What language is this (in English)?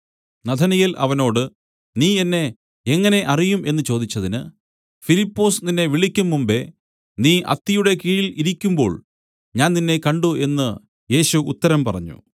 Malayalam